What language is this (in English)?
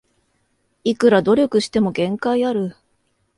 Japanese